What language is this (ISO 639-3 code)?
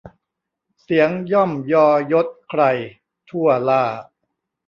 tha